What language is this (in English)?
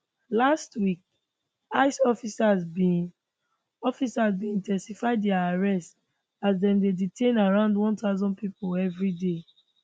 Nigerian Pidgin